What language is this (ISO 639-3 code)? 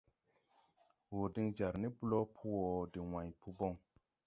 tui